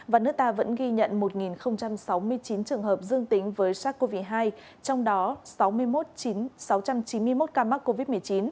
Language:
Vietnamese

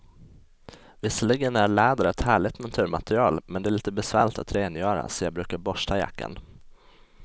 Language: Swedish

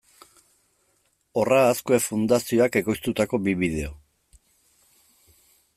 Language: Basque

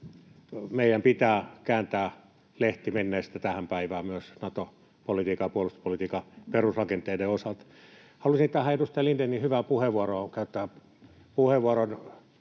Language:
Finnish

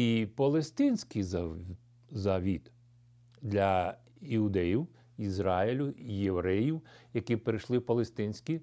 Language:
Ukrainian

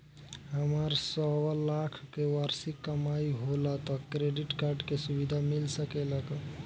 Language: Bhojpuri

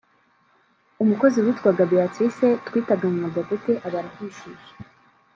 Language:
Kinyarwanda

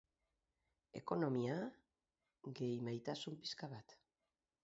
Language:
Basque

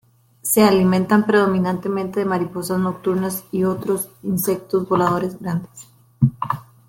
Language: Spanish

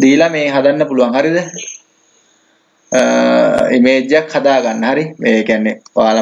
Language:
Hindi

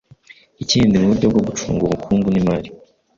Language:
Kinyarwanda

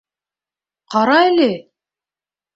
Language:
Bashkir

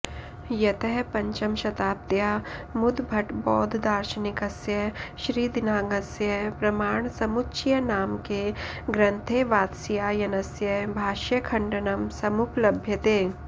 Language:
Sanskrit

